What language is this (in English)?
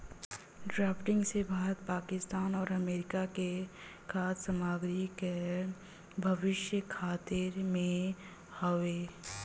Bhojpuri